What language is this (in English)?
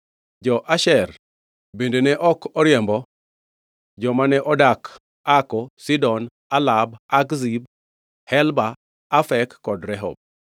Luo (Kenya and Tanzania)